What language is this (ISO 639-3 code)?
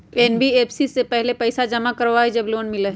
mag